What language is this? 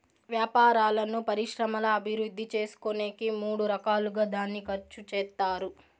Telugu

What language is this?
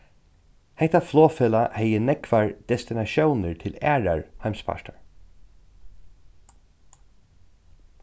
Faroese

